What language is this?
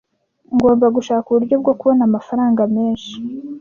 Kinyarwanda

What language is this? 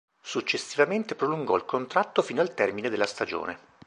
Italian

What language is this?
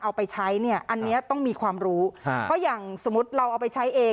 Thai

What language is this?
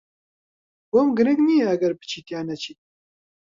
Central Kurdish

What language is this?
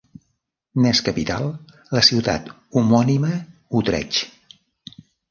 Catalan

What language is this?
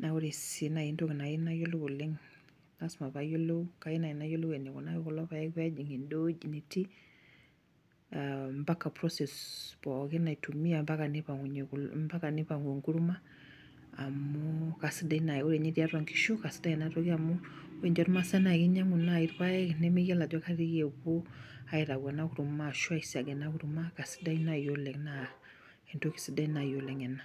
Masai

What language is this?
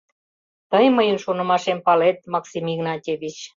Mari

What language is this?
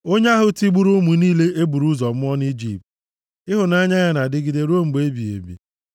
Igbo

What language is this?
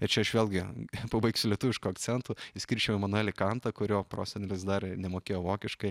Lithuanian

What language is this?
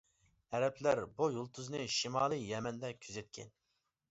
Uyghur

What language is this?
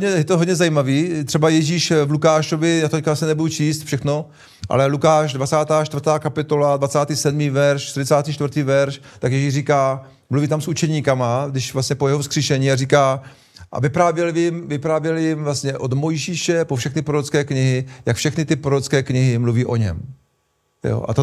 Czech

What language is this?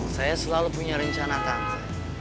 Indonesian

